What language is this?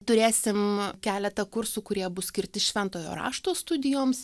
Lithuanian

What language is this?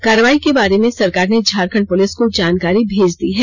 Hindi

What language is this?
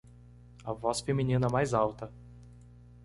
Portuguese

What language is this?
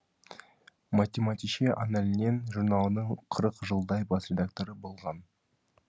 Kazakh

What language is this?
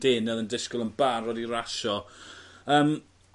Welsh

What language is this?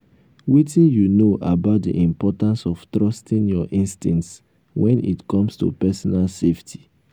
Nigerian Pidgin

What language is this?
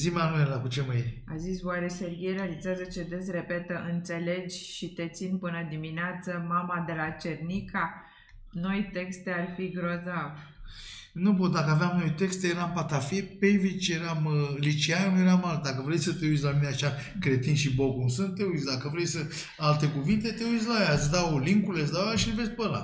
Romanian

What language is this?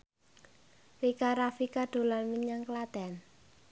Javanese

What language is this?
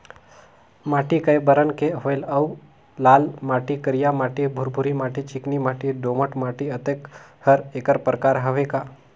Chhattisgarhi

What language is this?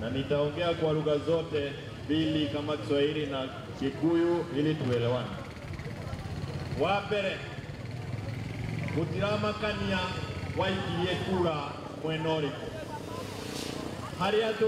Arabic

